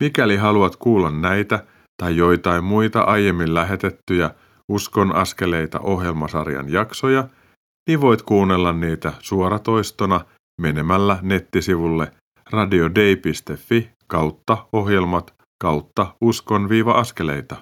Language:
Finnish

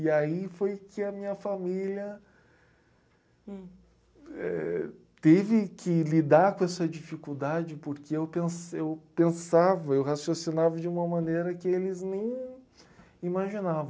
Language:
Portuguese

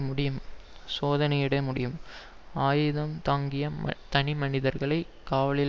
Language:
Tamil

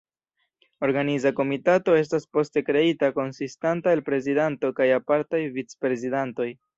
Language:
Esperanto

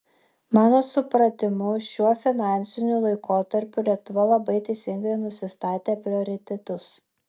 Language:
Lithuanian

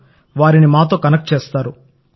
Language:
Telugu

